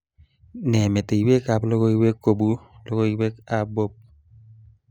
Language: Kalenjin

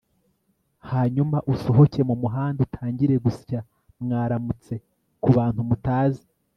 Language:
Kinyarwanda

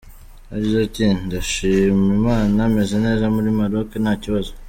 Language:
Kinyarwanda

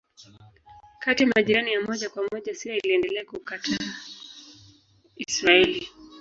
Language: Swahili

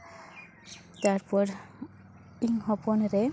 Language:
Santali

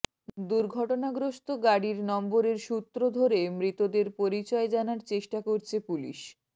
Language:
Bangla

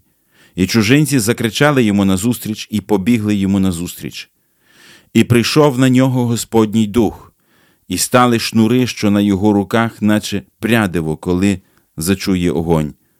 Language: Ukrainian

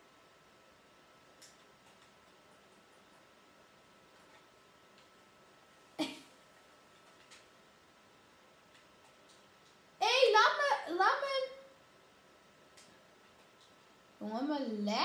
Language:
Dutch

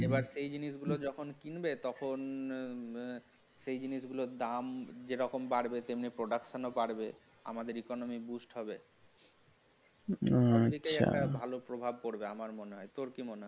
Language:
Bangla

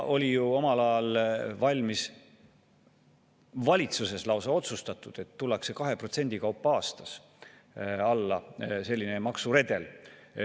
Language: Estonian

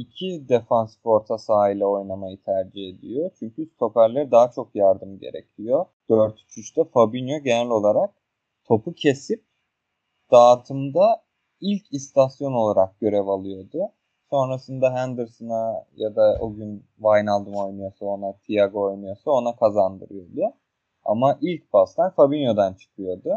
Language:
Turkish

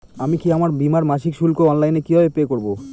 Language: Bangla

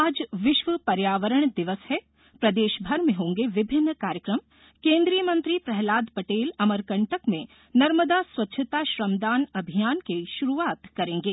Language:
Hindi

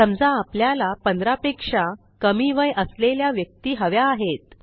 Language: Marathi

